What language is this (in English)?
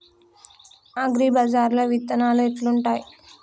Telugu